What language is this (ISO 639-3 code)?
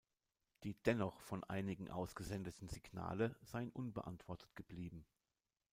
deu